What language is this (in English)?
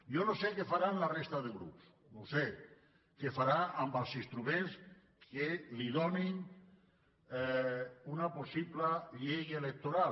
Catalan